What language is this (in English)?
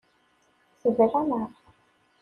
Kabyle